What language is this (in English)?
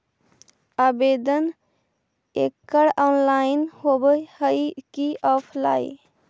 Magahi